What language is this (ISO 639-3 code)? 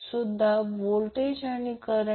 mar